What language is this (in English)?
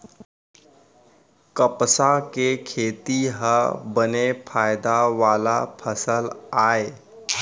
Chhattisgarhi